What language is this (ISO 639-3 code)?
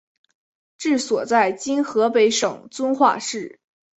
zho